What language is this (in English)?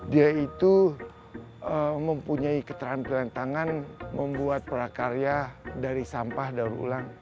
Indonesian